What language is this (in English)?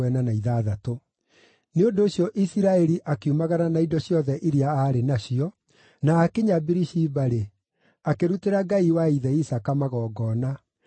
Kikuyu